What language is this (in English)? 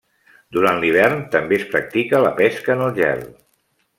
Catalan